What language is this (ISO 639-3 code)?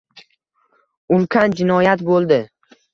uzb